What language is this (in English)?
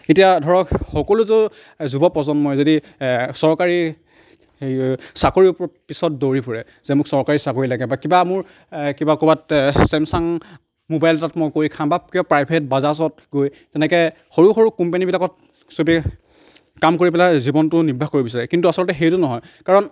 Assamese